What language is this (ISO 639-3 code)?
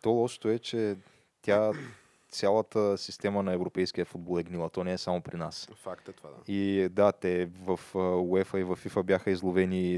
bul